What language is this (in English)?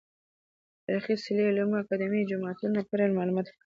Pashto